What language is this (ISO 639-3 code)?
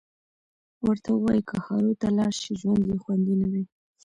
pus